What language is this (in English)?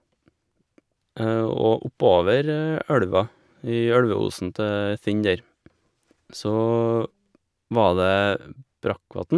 Norwegian